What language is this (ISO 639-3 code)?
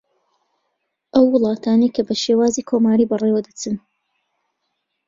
ckb